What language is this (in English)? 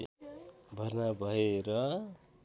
Nepali